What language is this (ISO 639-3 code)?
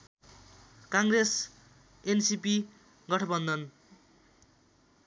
nep